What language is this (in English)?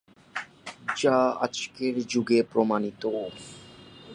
Bangla